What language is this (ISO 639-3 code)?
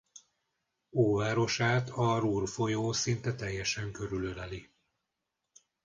hun